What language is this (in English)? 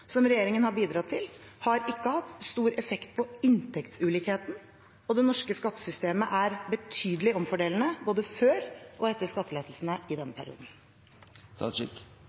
Norwegian Bokmål